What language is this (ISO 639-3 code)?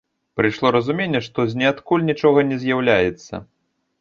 bel